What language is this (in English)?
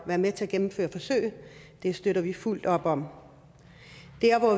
Danish